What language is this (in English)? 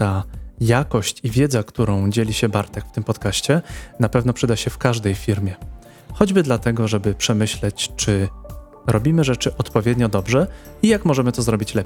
Polish